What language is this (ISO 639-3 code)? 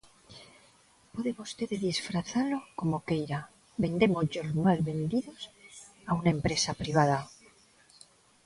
glg